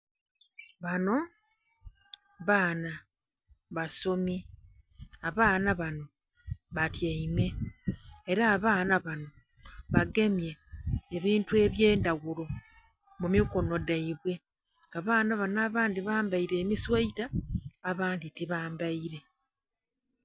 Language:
Soga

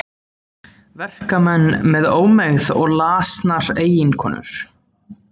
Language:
Icelandic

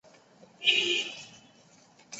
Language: Chinese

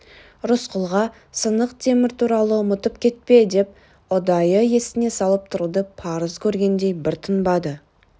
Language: Kazakh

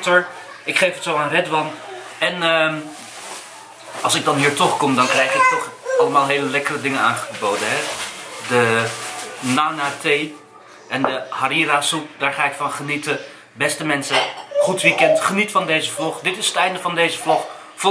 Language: Dutch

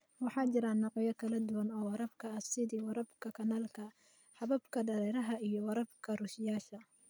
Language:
Somali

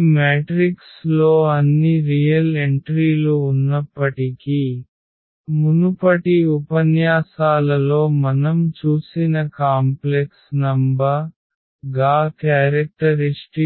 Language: Telugu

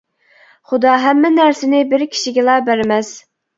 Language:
Uyghur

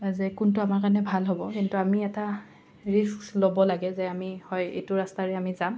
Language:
Assamese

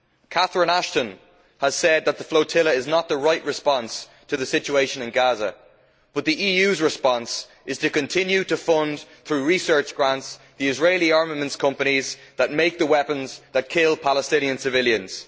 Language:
English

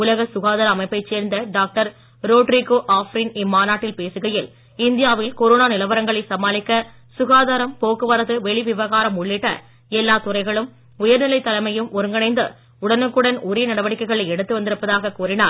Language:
Tamil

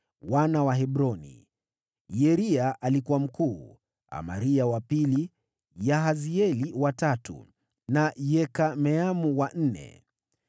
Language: Swahili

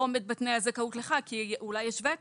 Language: Hebrew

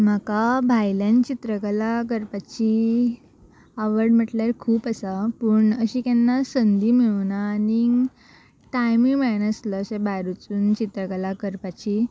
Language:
Konkani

